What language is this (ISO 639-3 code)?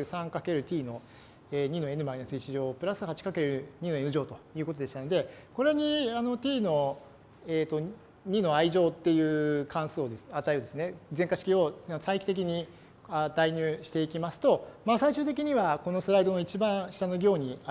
jpn